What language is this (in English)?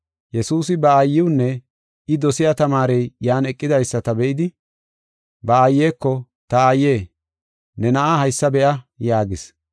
Gofa